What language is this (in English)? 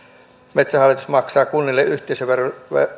Finnish